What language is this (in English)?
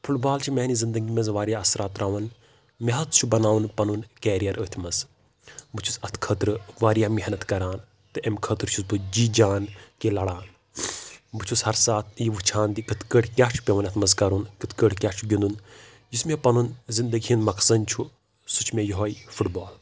Kashmiri